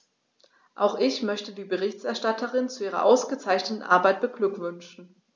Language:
German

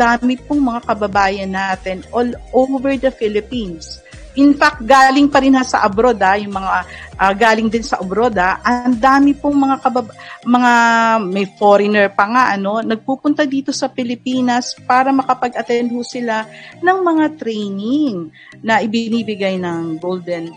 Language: Filipino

